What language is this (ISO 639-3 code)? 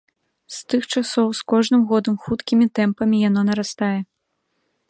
bel